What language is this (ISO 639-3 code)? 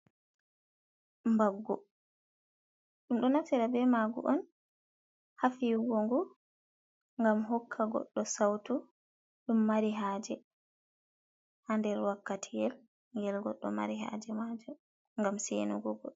ful